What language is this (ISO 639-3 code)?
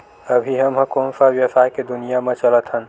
hne